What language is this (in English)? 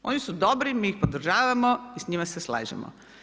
Croatian